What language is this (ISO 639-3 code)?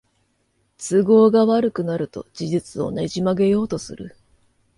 jpn